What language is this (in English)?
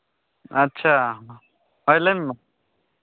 Santali